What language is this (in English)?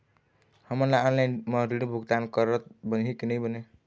Chhattisgarhi